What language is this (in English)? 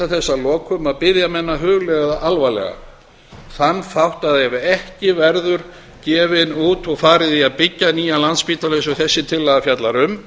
Icelandic